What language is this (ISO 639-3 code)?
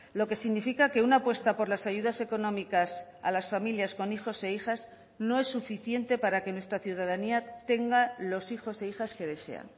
spa